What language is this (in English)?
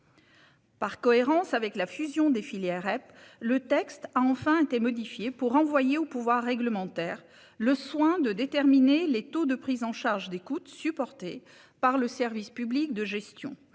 French